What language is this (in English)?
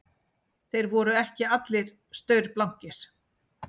Icelandic